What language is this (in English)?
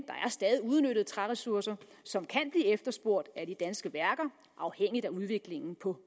Danish